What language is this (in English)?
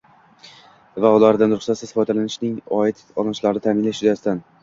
Uzbek